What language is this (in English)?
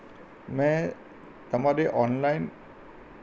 Gujarati